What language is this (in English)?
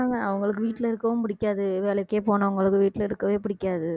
Tamil